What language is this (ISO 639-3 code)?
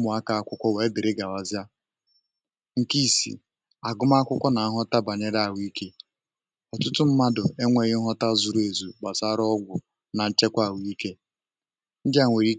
ibo